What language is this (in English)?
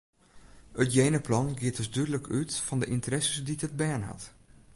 Western Frisian